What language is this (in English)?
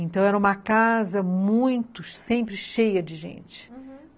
Portuguese